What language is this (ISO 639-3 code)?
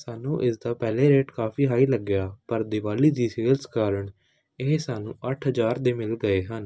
pan